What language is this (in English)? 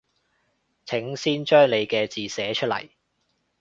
Cantonese